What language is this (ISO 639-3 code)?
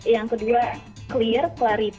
ind